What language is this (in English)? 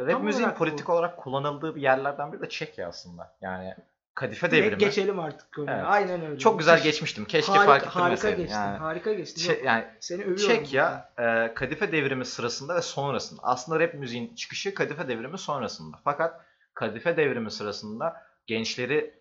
Turkish